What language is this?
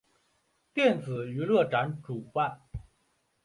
Chinese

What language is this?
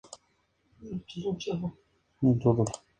Spanish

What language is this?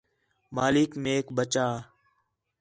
Khetrani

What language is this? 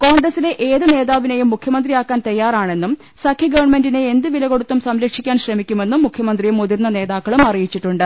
Malayalam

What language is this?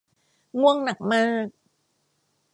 Thai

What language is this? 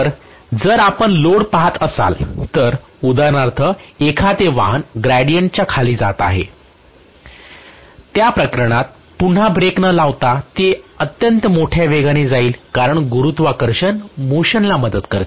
Marathi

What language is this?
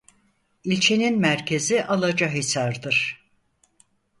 Turkish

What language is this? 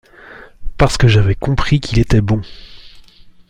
French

